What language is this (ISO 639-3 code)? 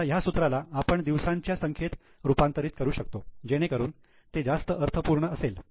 mar